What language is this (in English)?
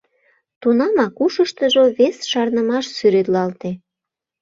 Mari